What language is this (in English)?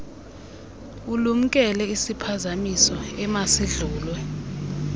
Xhosa